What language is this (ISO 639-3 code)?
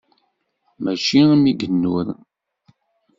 kab